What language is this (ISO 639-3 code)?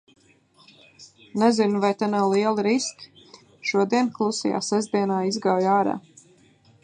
lav